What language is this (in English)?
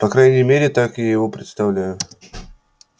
Russian